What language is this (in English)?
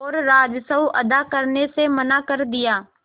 Hindi